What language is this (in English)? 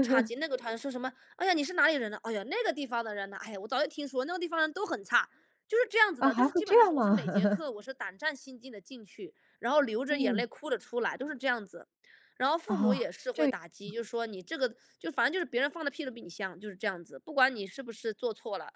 Chinese